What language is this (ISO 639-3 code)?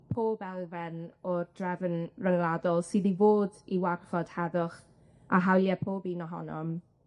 cym